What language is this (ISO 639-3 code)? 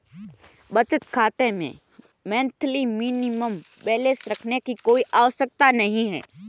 hin